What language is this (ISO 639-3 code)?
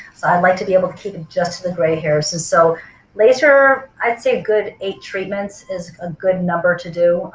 eng